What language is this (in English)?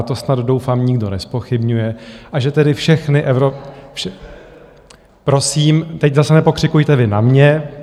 Czech